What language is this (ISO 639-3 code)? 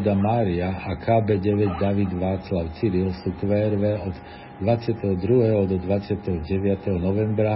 slk